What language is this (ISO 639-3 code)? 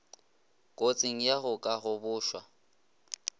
nso